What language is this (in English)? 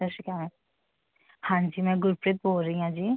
Punjabi